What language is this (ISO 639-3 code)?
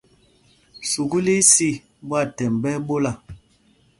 mgg